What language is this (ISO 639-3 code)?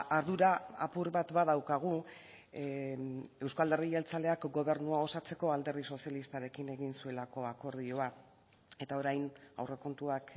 eus